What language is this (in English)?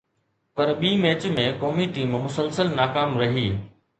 Sindhi